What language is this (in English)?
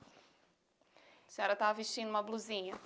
Portuguese